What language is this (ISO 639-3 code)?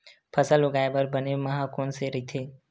hne